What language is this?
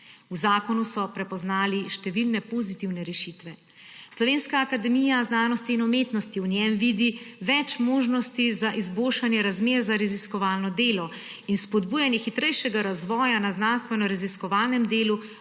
Slovenian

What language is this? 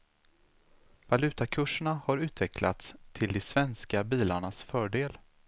Swedish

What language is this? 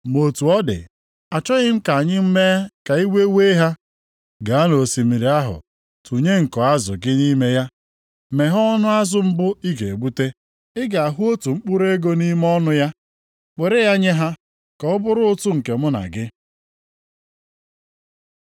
Igbo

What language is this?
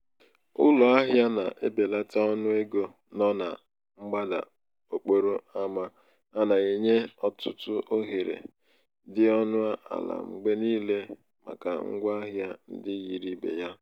Igbo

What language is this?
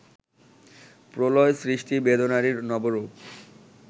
Bangla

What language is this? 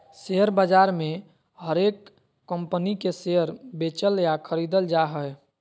Magahi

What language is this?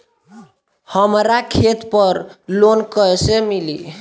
Bhojpuri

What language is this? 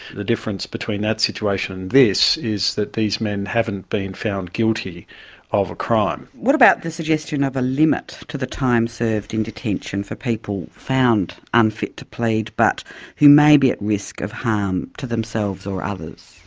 English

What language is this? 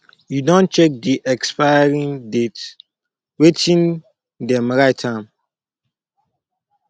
Nigerian Pidgin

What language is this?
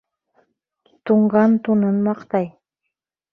Bashkir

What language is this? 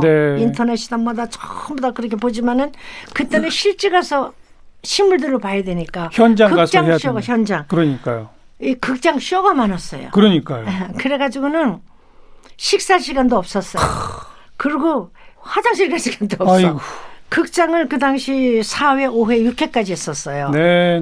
Korean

